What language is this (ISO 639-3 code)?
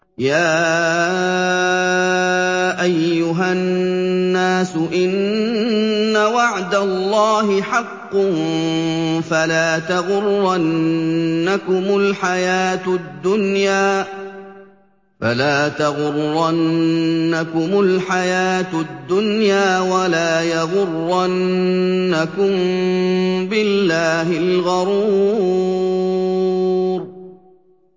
ara